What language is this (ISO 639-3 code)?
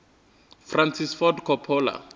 ven